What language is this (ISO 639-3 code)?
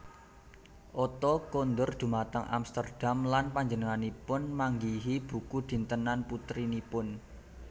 jav